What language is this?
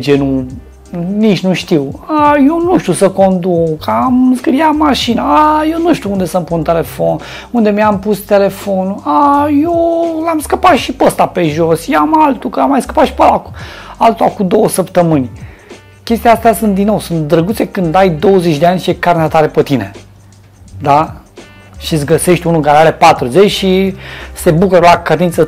Romanian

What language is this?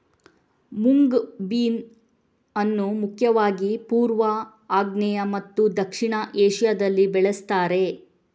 Kannada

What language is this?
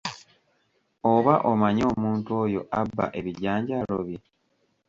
Ganda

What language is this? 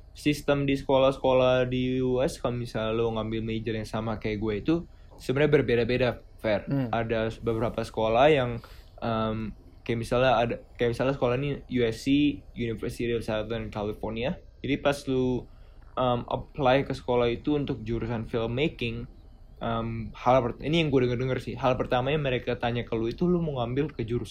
Indonesian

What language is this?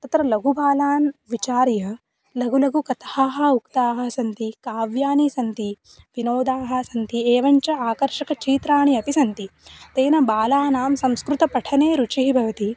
Sanskrit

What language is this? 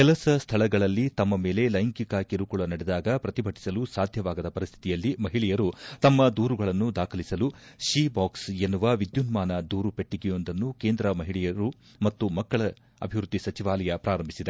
Kannada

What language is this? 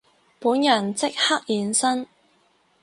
Cantonese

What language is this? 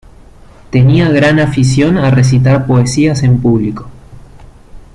Spanish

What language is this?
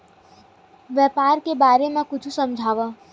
Chhattisgarhi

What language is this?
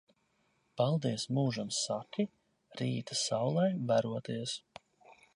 Latvian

